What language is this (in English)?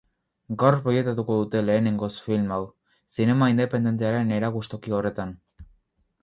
Basque